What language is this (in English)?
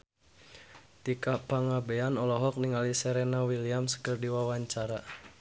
Sundanese